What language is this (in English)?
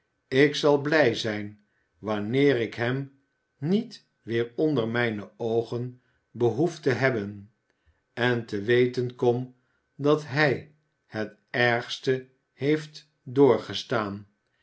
Dutch